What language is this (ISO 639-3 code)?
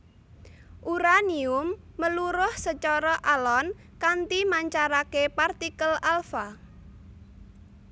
jav